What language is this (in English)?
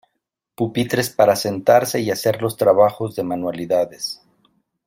Spanish